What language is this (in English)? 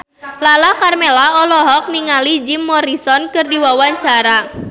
Sundanese